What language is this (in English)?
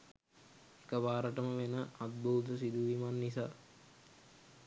Sinhala